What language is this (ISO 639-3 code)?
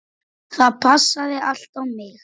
isl